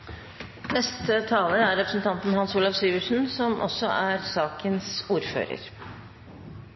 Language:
Norwegian Bokmål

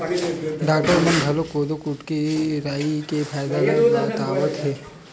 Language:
Chhattisgarhi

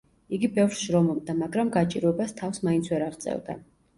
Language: Georgian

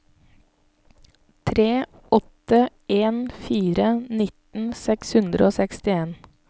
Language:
Norwegian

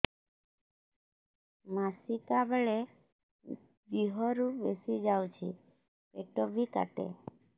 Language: Odia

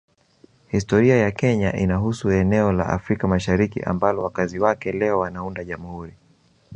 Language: Swahili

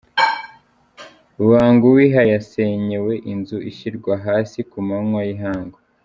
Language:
Kinyarwanda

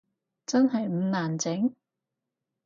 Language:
Cantonese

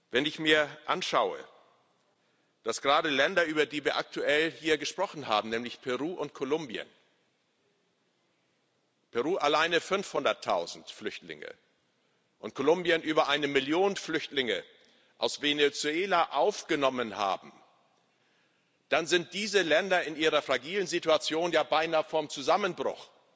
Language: German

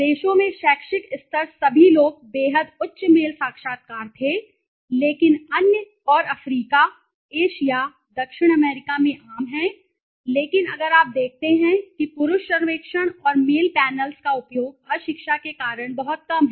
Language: Hindi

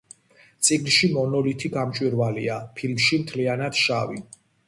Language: Georgian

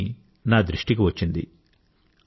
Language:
Telugu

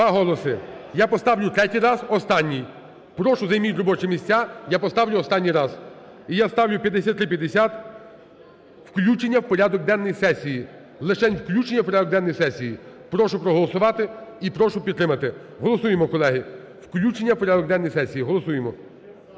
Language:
Ukrainian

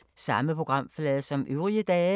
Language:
Danish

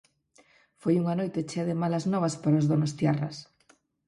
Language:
Galician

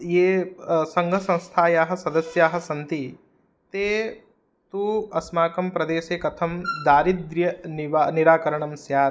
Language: Sanskrit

